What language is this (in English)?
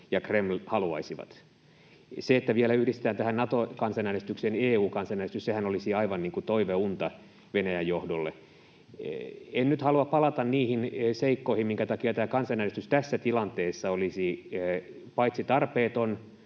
Finnish